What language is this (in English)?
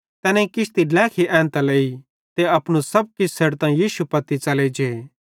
Bhadrawahi